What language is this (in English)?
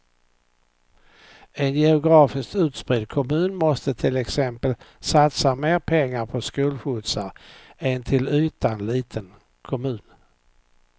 Swedish